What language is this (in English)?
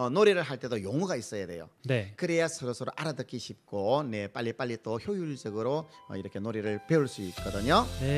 Korean